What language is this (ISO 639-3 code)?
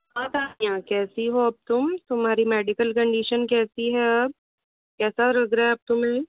hin